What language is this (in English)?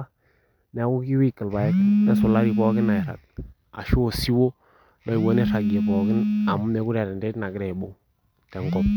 Masai